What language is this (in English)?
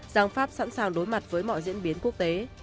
Vietnamese